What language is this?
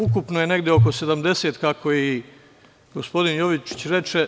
Serbian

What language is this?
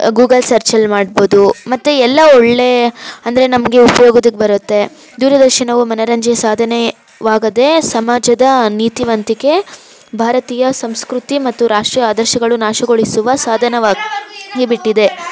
Kannada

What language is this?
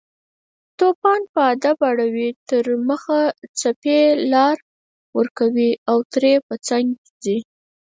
Pashto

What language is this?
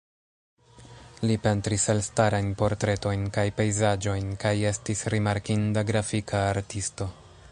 Esperanto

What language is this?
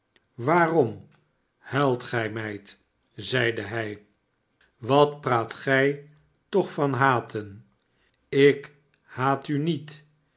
Dutch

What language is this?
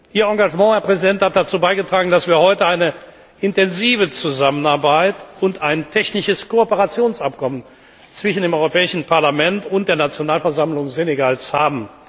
German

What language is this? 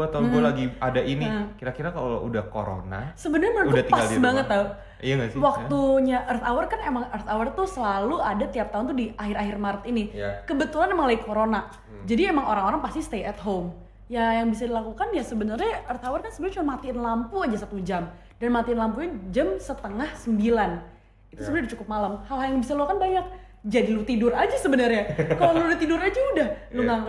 Indonesian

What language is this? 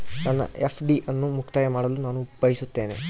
Kannada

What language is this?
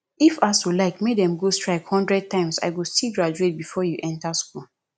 Nigerian Pidgin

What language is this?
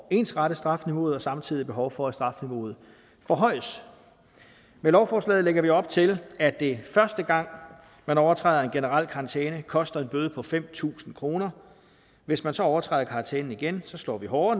Danish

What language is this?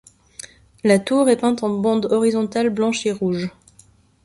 French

